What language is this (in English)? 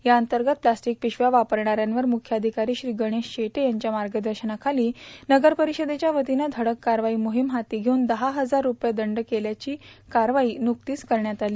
Marathi